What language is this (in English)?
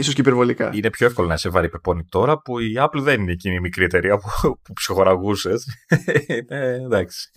Greek